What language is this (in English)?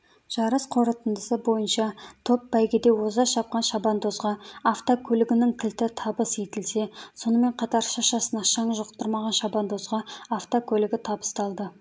Kazakh